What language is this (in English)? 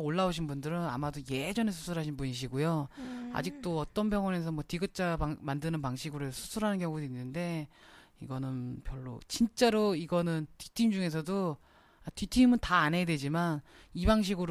Korean